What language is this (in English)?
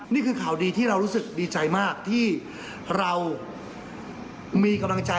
Thai